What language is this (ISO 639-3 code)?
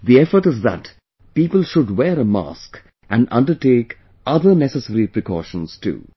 eng